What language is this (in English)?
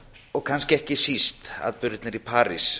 Icelandic